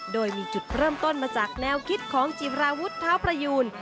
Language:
Thai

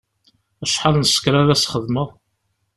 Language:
Kabyle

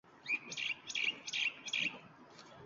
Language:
Uzbek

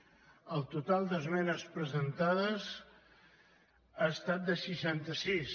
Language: Catalan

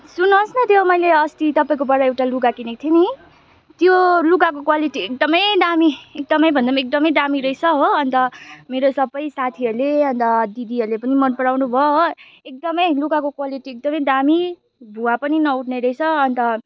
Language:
Nepali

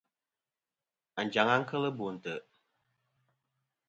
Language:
Kom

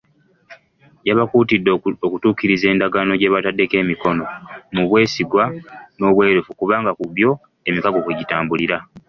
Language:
Ganda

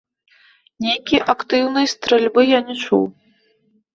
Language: Belarusian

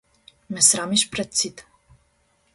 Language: Macedonian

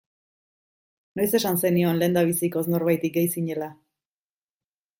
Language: Basque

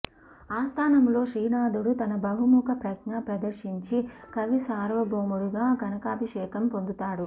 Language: Telugu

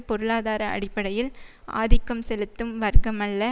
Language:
Tamil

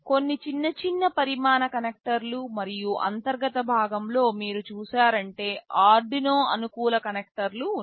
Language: Telugu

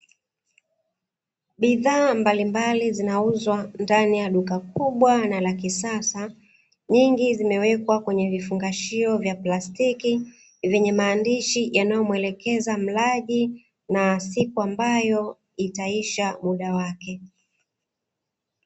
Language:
Swahili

